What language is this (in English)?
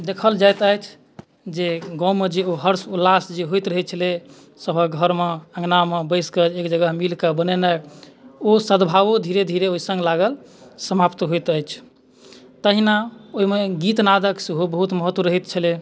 Maithili